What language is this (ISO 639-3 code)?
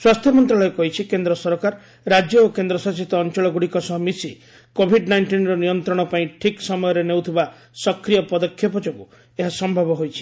ori